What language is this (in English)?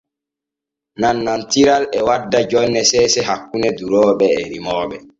Borgu Fulfulde